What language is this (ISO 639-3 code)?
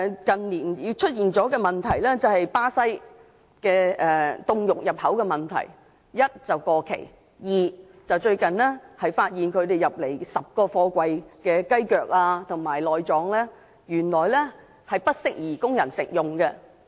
yue